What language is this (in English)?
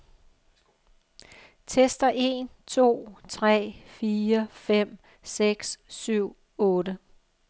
Danish